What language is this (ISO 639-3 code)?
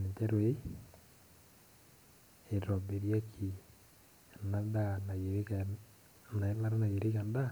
mas